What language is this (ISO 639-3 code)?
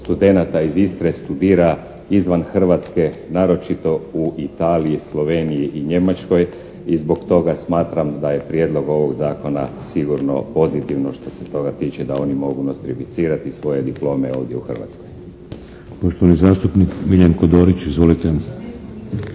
hrv